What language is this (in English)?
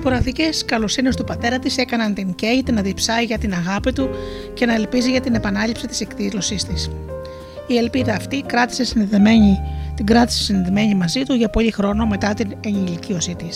Greek